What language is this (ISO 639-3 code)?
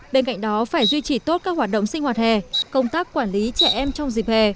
vie